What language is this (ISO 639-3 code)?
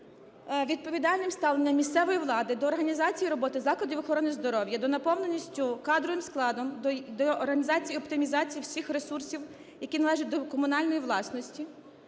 ukr